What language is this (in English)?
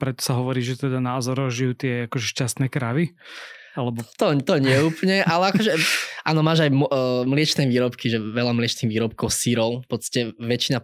Slovak